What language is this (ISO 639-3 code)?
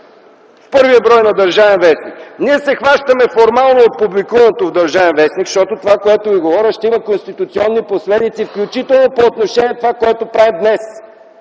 bul